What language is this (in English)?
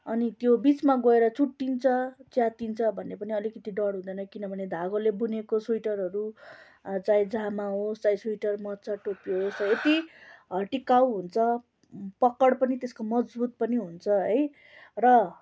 Nepali